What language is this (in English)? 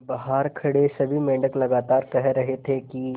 Hindi